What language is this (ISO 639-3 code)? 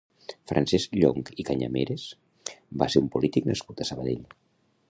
cat